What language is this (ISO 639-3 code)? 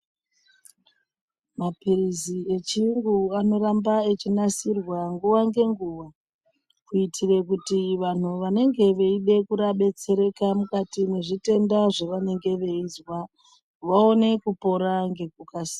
ndc